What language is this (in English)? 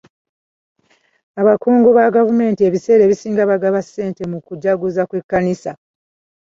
Ganda